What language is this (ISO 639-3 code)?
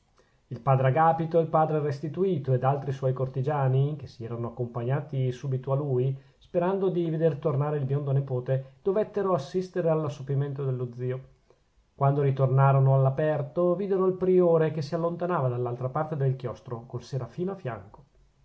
ita